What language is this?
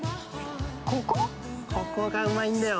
Japanese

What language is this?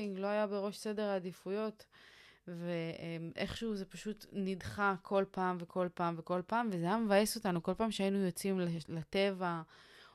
Hebrew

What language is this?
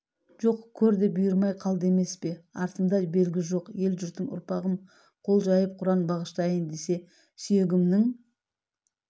Kazakh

